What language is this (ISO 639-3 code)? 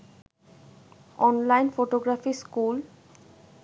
ben